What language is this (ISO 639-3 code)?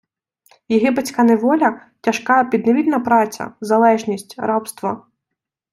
ukr